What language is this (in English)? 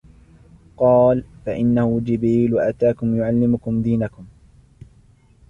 Arabic